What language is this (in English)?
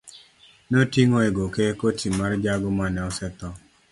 Luo (Kenya and Tanzania)